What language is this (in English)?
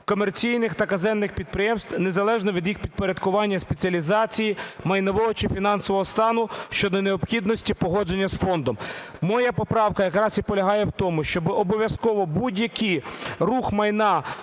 Ukrainian